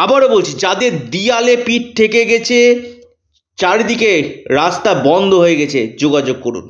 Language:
Bangla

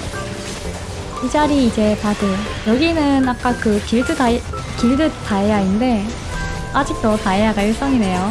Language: Korean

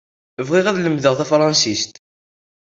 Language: Kabyle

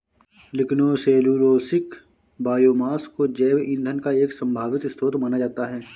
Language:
Hindi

